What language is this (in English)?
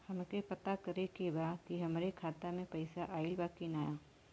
Bhojpuri